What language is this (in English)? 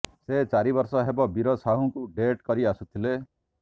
Odia